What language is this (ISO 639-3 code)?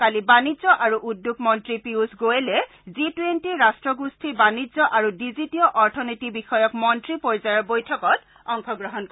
asm